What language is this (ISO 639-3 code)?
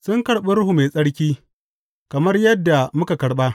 hau